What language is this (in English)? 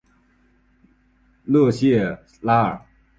Chinese